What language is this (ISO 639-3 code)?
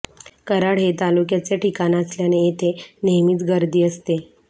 mar